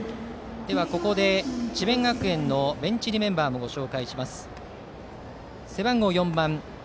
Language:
Japanese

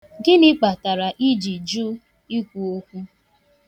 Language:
Igbo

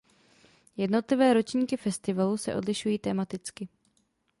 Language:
Czech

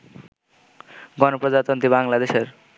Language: Bangla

